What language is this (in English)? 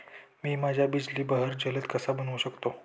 Marathi